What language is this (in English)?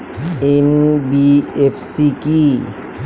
Bangla